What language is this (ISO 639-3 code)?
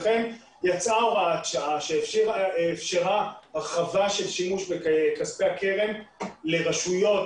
heb